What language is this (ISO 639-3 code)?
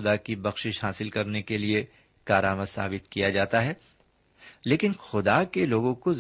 urd